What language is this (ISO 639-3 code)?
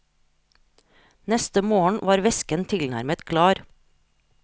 nor